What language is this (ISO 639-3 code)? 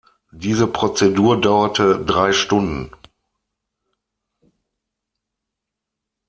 deu